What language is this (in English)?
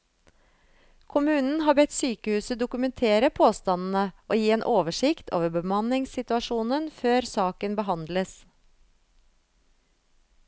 Norwegian